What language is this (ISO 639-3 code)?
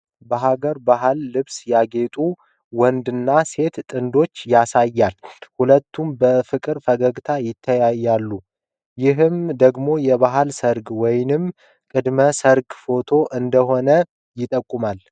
amh